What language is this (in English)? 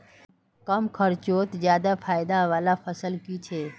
Magahi